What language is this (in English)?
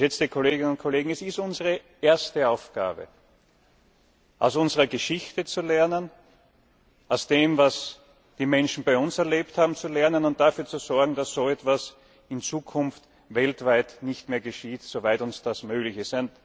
German